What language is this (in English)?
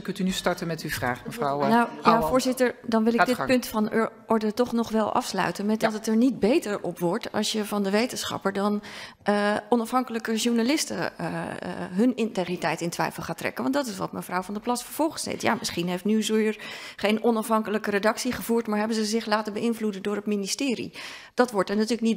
Dutch